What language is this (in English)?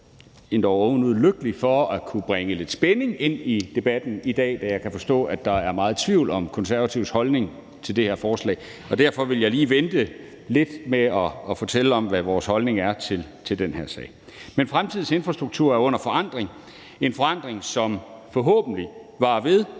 Danish